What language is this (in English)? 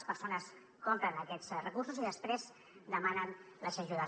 Catalan